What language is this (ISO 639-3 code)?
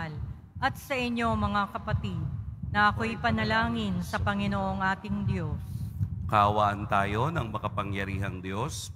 fil